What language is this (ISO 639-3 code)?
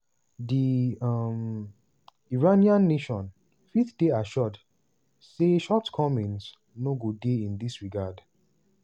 pcm